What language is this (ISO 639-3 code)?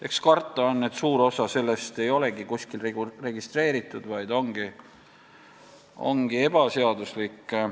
est